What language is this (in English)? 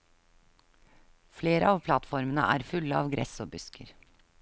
Norwegian